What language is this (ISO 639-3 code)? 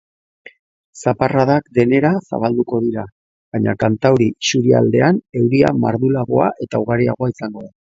eus